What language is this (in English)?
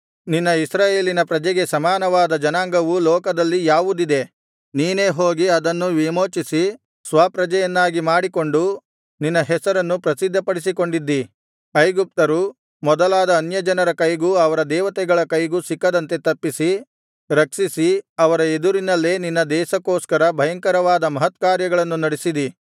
Kannada